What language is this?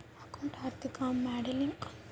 Kannada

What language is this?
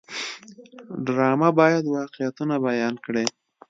Pashto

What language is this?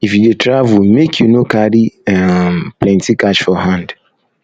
Nigerian Pidgin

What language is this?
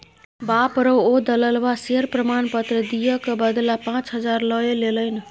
Maithili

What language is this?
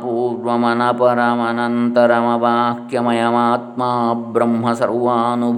Kannada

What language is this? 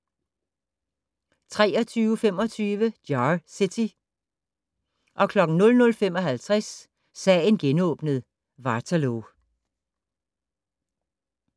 Danish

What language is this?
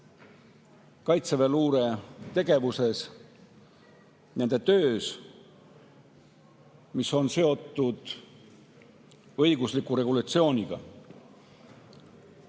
Estonian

